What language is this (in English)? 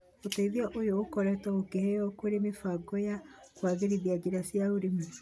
Kikuyu